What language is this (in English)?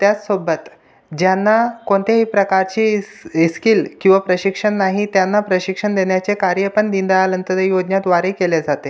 Marathi